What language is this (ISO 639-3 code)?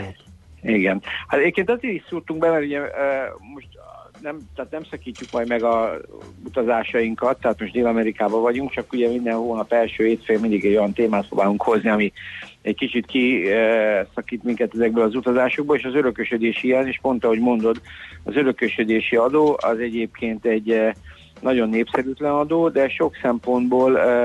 hun